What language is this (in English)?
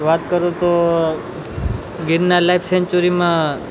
Gujarati